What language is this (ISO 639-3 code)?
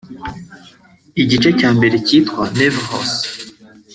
kin